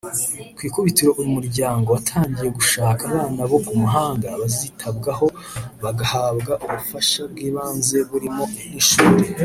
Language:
Kinyarwanda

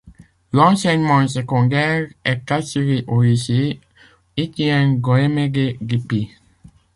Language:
French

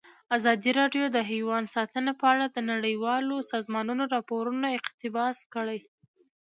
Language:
Pashto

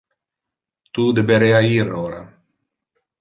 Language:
Interlingua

